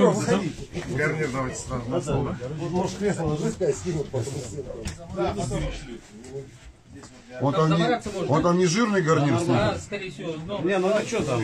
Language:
Russian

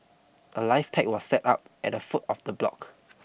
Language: English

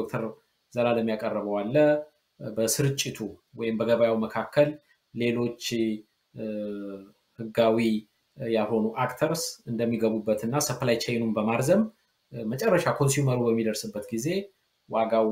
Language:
Arabic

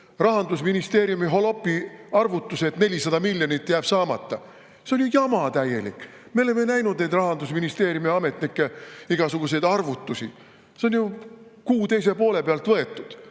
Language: Estonian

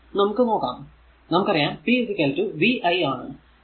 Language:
Malayalam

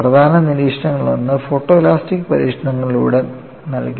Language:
Malayalam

